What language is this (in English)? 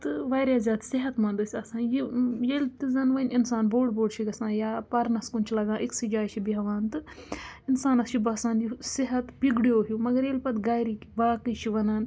Kashmiri